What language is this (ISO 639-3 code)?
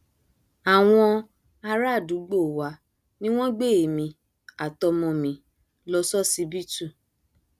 yor